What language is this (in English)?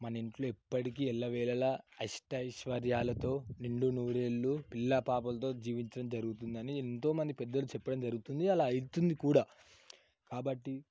Telugu